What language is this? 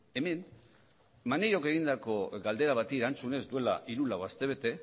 Basque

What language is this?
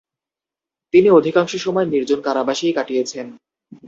Bangla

